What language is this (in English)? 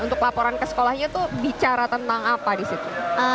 Indonesian